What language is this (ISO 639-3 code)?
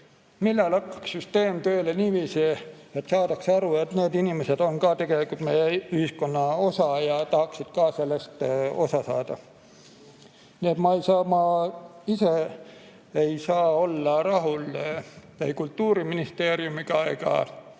est